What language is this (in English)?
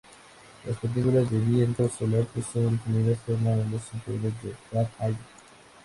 Spanish